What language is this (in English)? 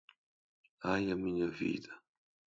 Portuguese